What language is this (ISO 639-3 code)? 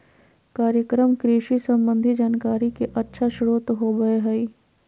mag